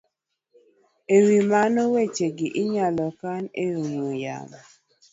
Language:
Luo (Kenya and Tanzania)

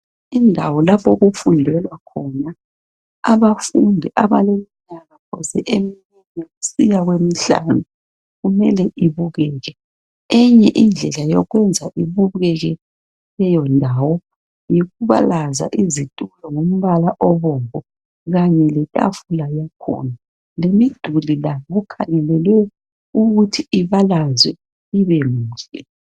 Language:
North Ndebele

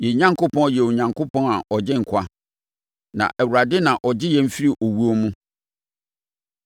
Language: Akan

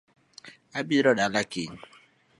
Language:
Luo (Kenya and Tanzania)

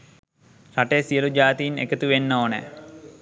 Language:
Sinhala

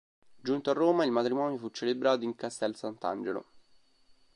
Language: Italian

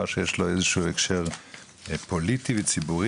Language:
Hebrew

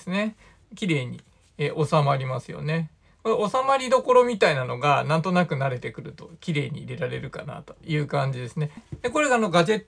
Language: Japanese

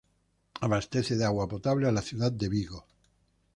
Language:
Spanish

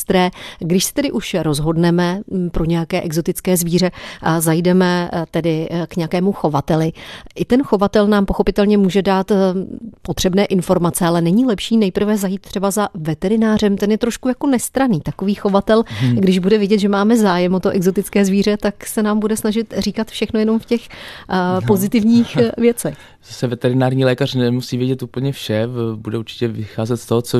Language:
Czech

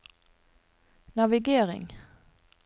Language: Norwegian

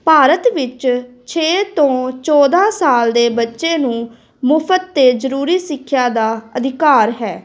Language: Punjabi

